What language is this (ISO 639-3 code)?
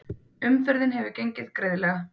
isl